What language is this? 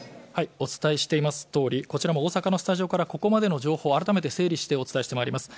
Japanese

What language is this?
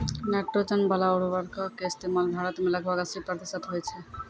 Maithili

